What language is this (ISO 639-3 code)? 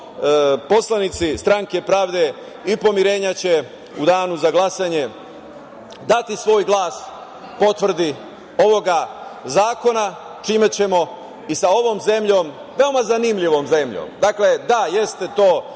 srp